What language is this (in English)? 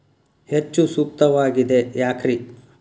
Kannada